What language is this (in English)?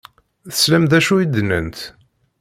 Kabyle